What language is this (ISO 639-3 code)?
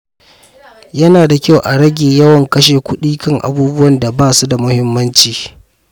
hau